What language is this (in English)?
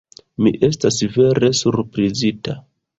Esperanto